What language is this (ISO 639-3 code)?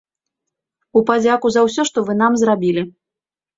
bel